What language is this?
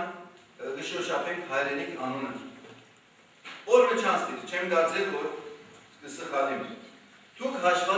Romanian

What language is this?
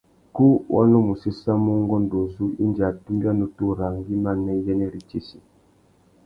Tuki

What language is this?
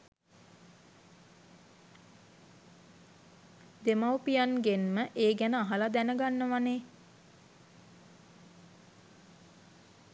Sinhala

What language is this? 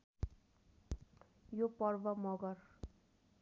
Nepali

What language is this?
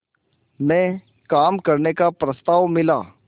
Hindi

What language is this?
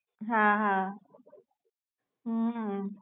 Gujarati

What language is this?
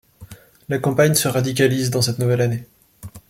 French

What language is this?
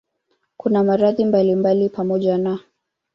Swahili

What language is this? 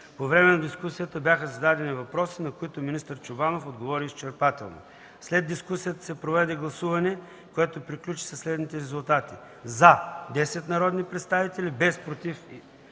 Bulgarian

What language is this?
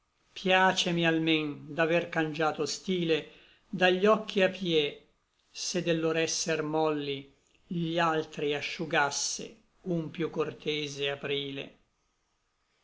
Italian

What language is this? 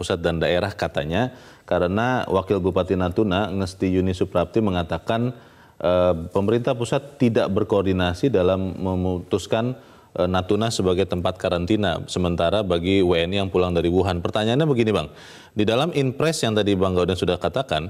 Indonesian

